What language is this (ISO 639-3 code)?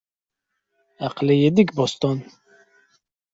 kab